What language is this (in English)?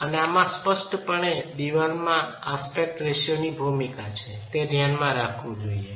Gujarati